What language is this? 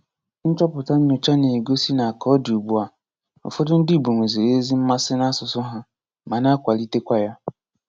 Igbo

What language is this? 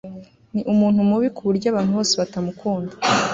Kinyarwanda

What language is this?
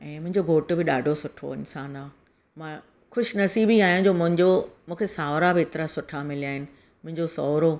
Sindhi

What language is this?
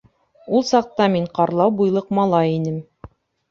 Bashkir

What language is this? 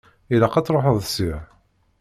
Kabyle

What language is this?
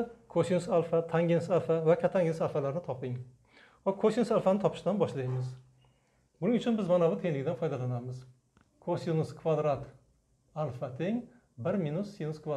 Turkish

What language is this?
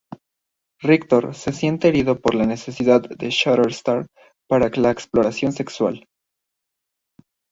Spanish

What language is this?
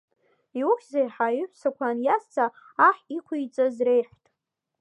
Abkhazian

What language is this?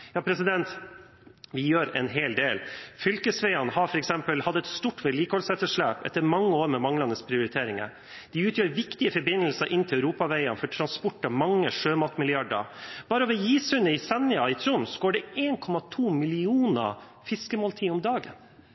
Norwegian Bokmål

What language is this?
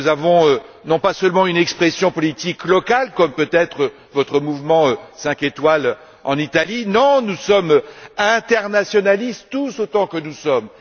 French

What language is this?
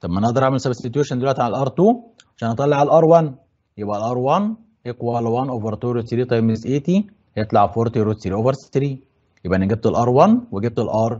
Arabic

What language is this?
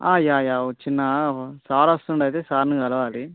Telugu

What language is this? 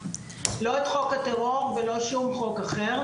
Hebrew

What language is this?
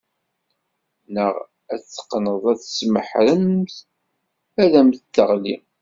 Kabyle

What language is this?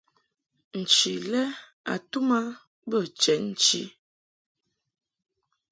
Mungaka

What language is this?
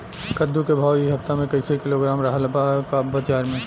Bhojpuri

